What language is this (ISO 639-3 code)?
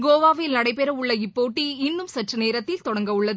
tam